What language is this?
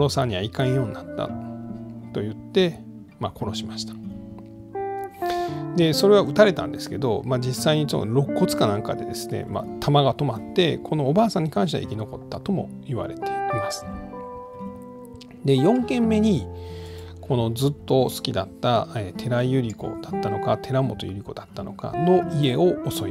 Japanese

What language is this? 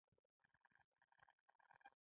Pashto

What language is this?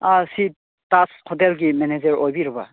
Manipuri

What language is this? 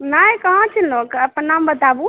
Maithili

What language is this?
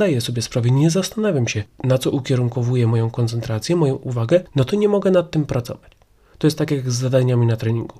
Polish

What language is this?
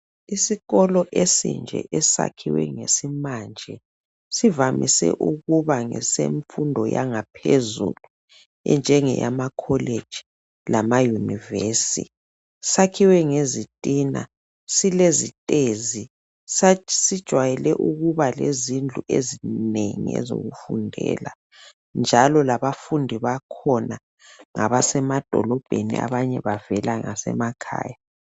North Ndebele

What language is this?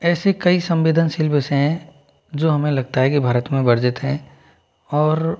Hindi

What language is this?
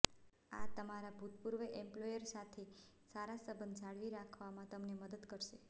Gujarati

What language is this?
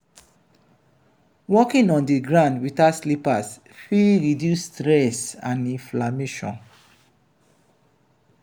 Nigerian Pidgin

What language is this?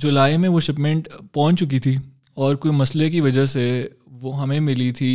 Urdu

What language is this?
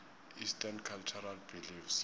South Ndebele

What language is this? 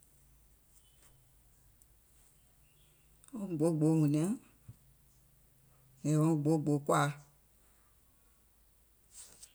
Gola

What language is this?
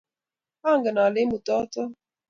Kalenjin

